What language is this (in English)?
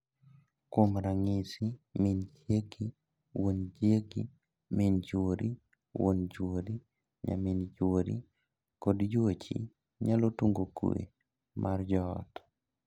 Luo (Kenya and Tanzania)